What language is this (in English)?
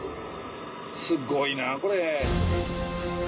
Japanese